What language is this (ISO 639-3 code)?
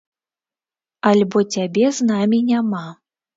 bel